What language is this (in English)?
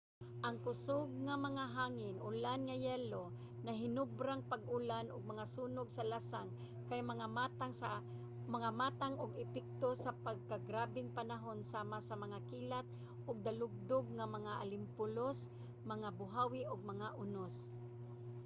Cebuano